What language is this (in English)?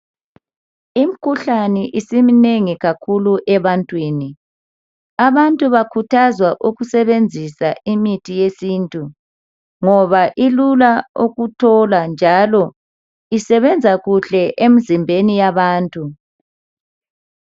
North Ndebele